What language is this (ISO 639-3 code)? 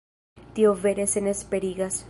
epo